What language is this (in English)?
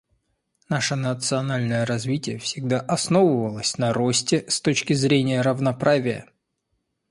Russian